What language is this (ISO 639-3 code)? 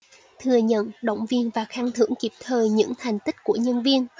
vie